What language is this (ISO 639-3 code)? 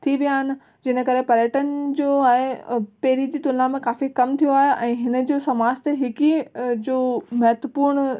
snd